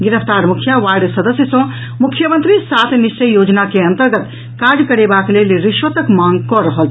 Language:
Maithili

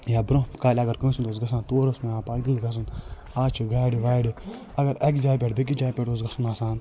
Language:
Kashmiri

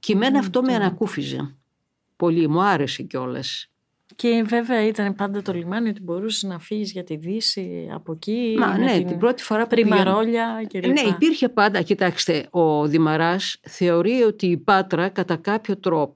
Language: Greek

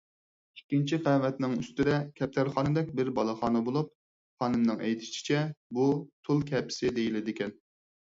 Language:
Uyghur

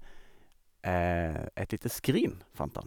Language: Norwegian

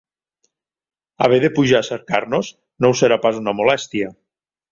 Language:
Catalan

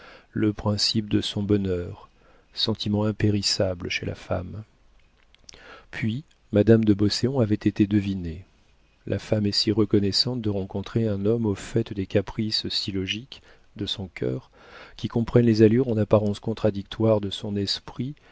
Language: French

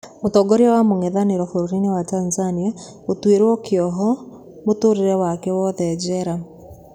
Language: Kikuyu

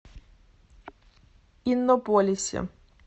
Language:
Russian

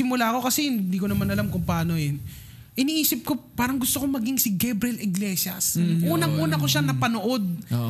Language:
Filipino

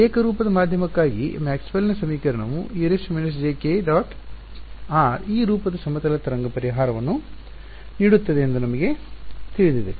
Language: Kannada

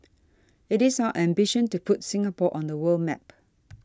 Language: English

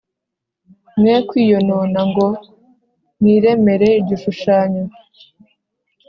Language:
Kinyarwanda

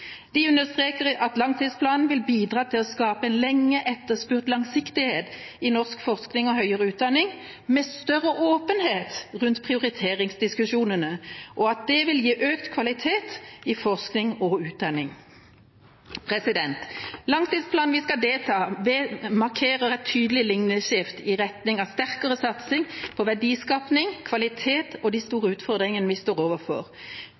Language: Norwegian Bokmål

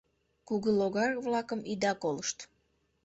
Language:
Mari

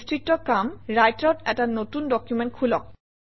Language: Assamese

